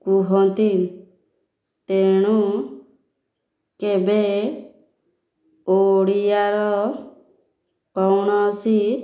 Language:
Odia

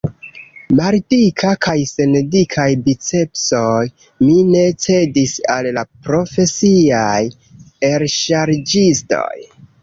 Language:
Esperanto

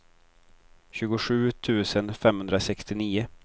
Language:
Swedish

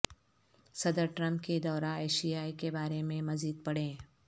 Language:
Urdu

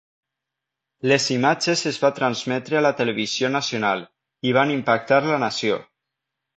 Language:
Catalan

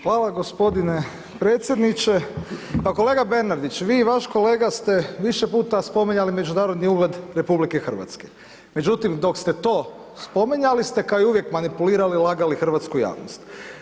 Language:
Croatian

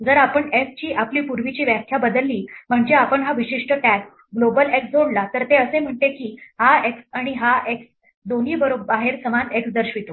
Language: Marathi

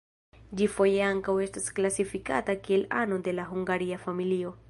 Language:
Esperanto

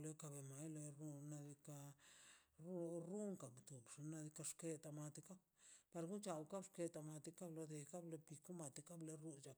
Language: Mazaltepec Zapotec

